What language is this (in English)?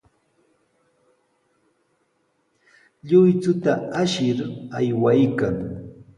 Sihuas Ancash Quechua